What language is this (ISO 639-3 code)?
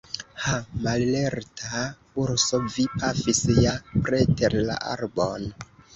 epo